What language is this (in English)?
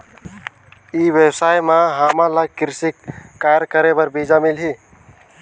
Chhattisgarhi